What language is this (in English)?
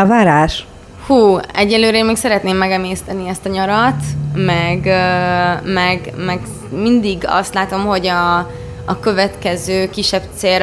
Hungarian